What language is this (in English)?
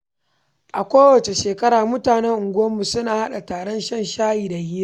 Hausa